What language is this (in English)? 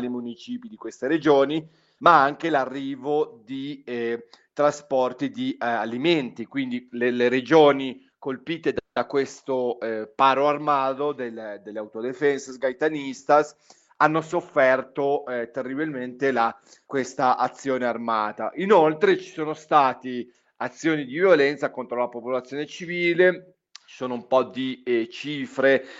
Italian